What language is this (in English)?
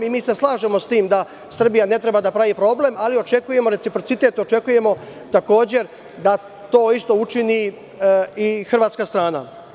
Serbian